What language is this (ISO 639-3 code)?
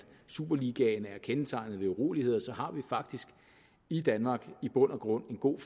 dan